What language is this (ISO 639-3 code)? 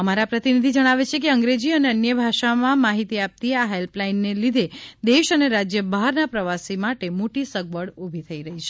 guj